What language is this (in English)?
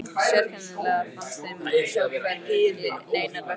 Icelandic